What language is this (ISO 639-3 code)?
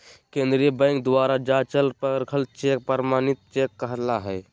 mag